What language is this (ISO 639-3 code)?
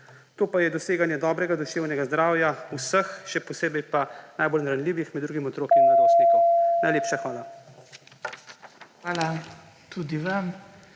slv